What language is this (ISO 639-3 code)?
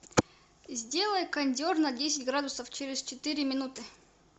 rus